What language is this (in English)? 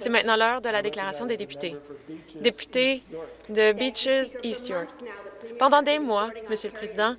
French